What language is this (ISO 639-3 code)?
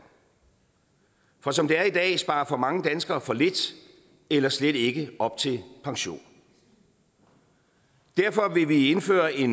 dan